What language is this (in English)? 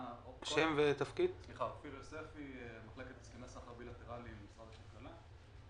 Hebrew